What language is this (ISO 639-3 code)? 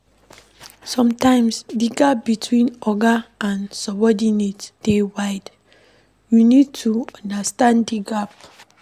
pcm